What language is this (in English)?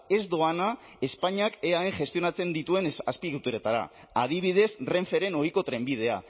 Basque